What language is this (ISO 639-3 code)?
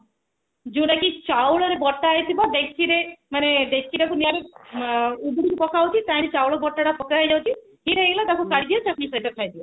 ori